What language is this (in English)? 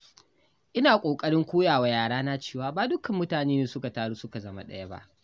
Hausa